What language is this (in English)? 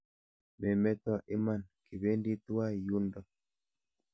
Kalenjin